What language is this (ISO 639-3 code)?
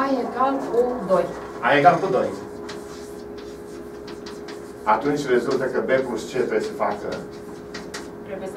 ron